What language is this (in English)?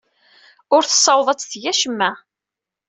Kabyle